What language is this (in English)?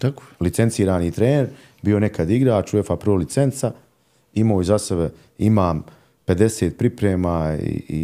Croatian